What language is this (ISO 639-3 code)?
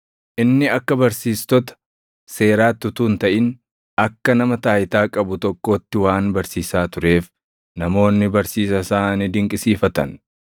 orm